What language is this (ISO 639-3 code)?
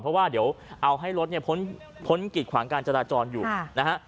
tha